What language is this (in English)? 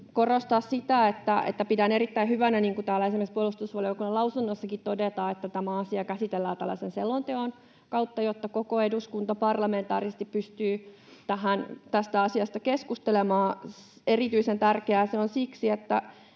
Finnish